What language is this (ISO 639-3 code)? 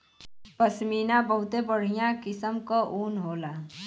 bho